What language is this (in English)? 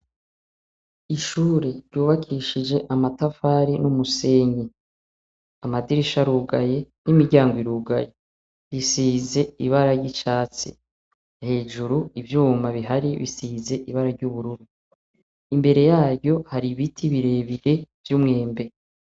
Rundi